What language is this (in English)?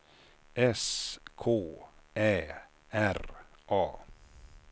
Swedish